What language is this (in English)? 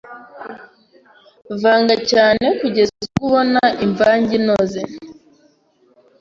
Kinyarwanda